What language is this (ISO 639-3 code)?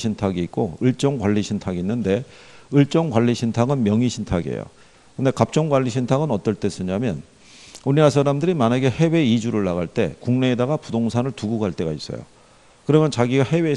kor